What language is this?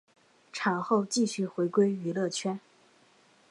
Chinese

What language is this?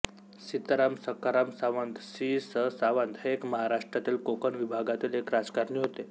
Marathi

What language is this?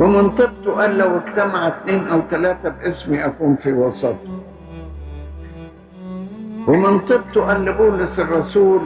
Arabic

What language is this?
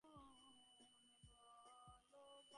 Bangla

